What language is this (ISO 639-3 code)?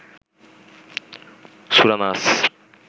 ben